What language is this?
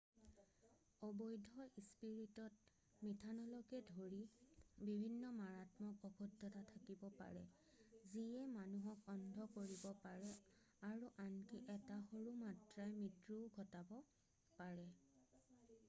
Assamese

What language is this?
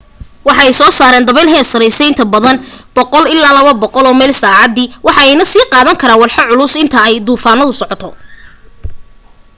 Somali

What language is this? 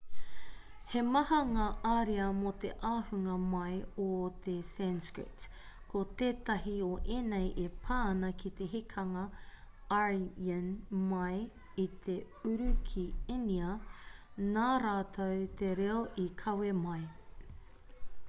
Māori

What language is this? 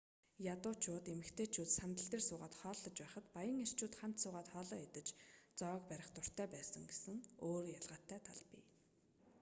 Mongolian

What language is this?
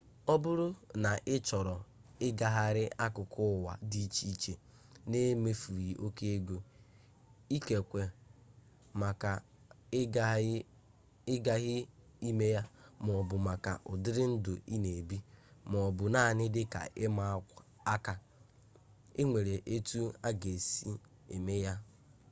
Igbo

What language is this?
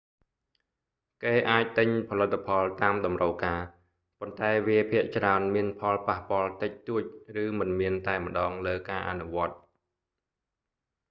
Khmer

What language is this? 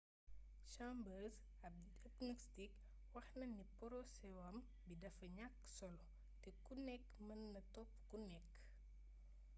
Wolof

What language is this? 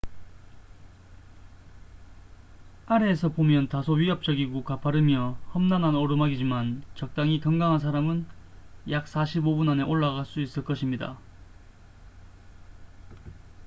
Korean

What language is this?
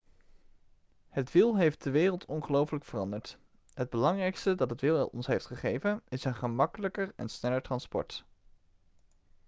Dutch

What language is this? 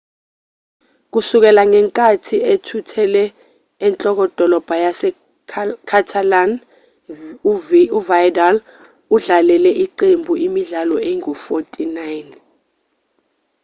Zulu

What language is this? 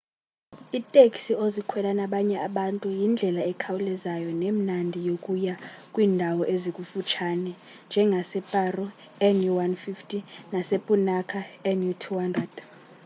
Xhosa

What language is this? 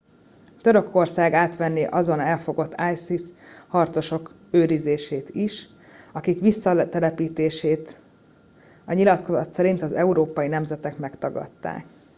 Hungarian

